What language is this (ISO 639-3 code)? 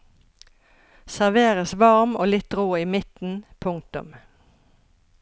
nor